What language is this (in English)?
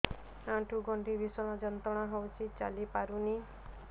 Odia